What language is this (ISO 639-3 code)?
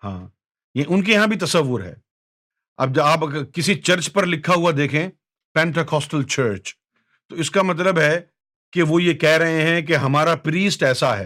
urd